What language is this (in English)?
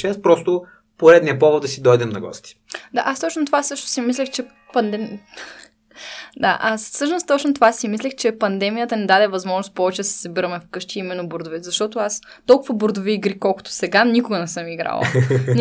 Bulgarian